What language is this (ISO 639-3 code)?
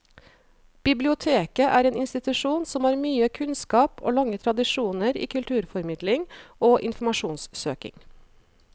nor